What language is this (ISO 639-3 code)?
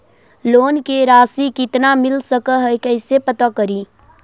mag